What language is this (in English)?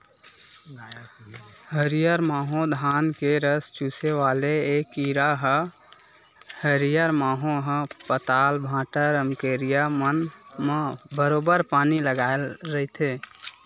Chhattisgarhi